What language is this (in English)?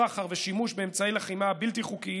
Hebrew